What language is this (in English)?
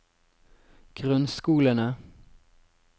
Norwegian